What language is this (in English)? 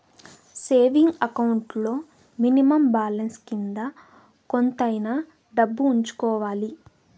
Telugu